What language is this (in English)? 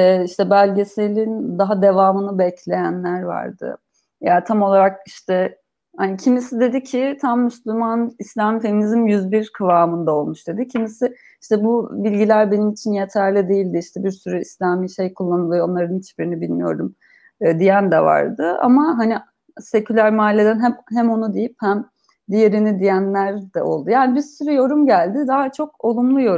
Turkish